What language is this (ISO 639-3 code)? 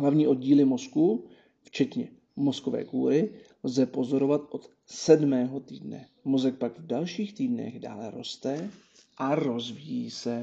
ces